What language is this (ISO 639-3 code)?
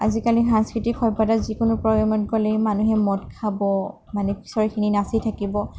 asm